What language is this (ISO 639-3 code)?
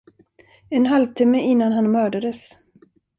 swe